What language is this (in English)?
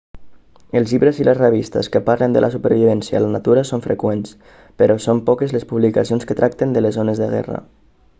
Catalan